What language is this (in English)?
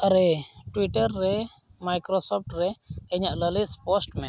Santali